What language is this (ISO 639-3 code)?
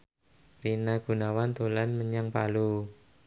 jav